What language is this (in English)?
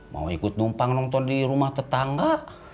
Indonesian